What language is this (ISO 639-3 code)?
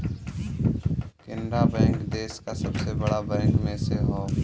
bho